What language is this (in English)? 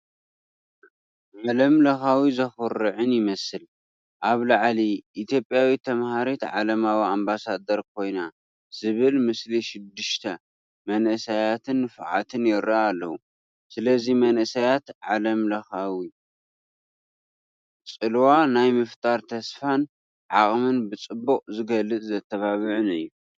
Tigrinya